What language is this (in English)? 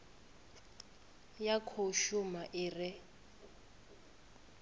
Venda